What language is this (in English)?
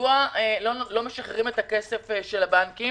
Hebrew